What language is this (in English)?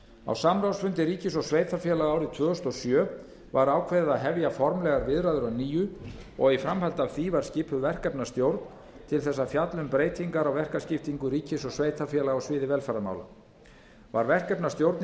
Icelandic